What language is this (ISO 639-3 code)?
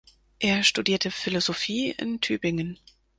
deu